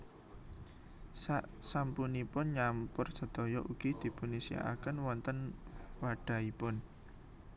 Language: Javanese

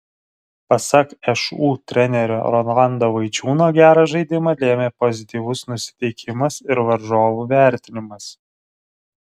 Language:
Lithuanian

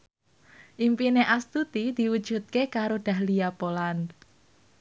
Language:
Javanese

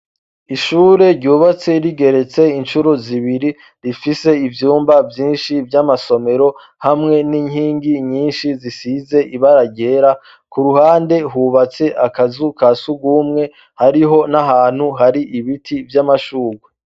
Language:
Rundi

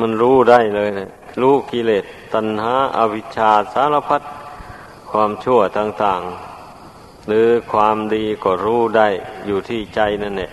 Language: Thai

